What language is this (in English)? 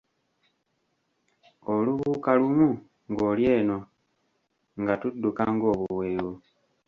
Ganda